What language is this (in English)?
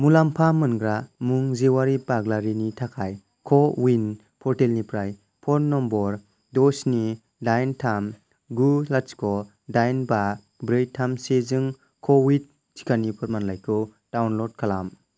Bodo